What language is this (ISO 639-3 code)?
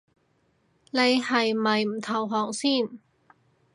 yue